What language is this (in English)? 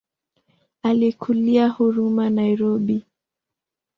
Swahili